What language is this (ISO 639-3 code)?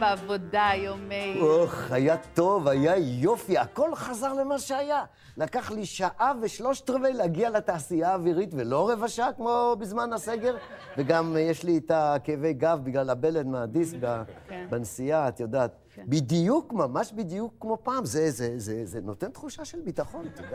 heb